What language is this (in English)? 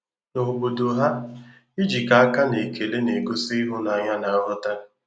Igbo